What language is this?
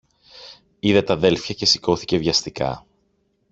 Greek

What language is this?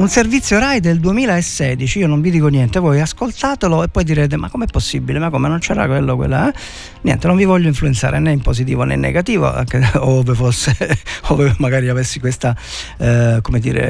Italian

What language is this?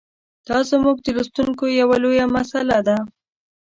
Pashto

